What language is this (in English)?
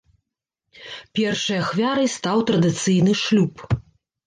Belarusian